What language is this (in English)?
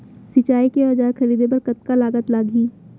Chhattisgarhi